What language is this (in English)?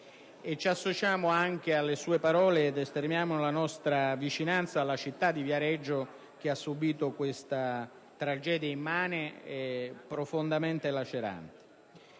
Italian